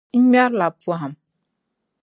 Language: Dagbani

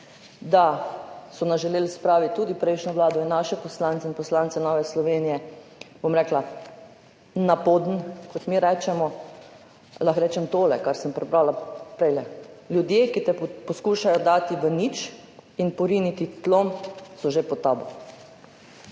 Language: Slovenian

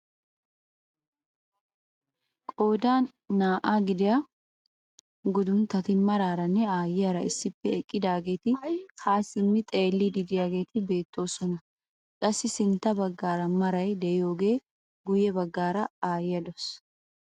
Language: Wolaytta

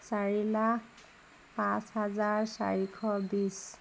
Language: Assamese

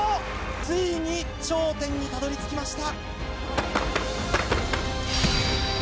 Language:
Japanese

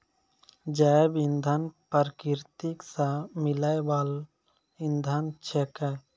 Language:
Maithili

